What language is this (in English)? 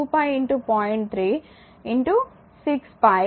Telugu